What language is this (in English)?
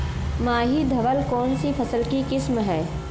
Hindi